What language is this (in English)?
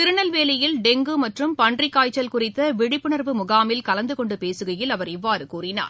Tamil